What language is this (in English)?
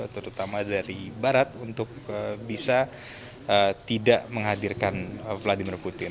Indonesian